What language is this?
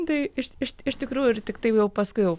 Lithuanian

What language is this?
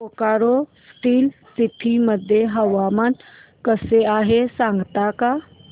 Marathi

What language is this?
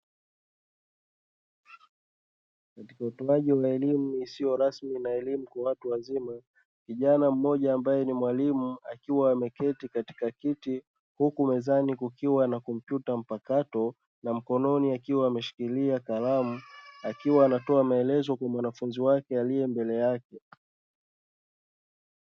Swahili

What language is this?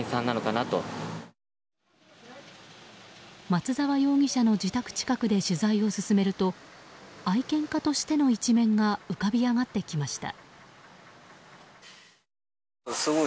Japanese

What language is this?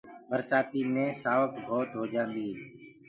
Gurgula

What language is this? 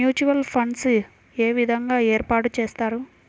Telugu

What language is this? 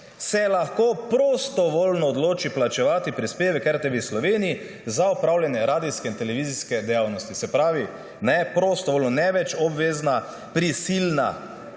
Slovenian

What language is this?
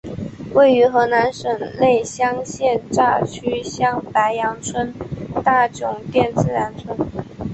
Chinese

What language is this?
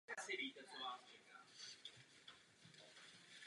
Czech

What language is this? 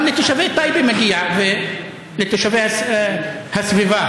Hebrew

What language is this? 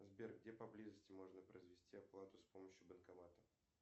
Russian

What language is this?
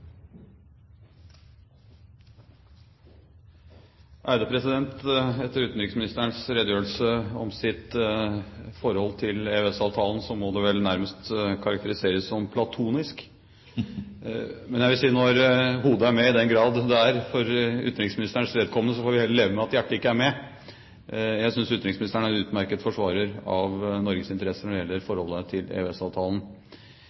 Norwegian Bokmål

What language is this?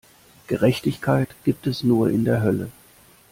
German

